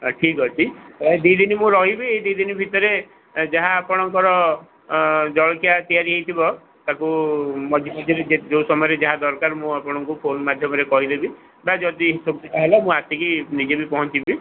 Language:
Odia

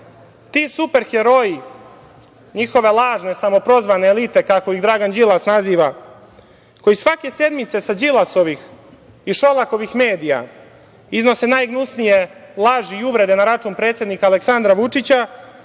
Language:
Serbian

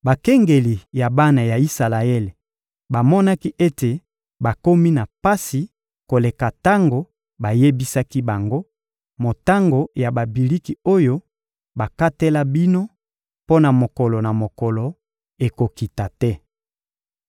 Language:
Lingala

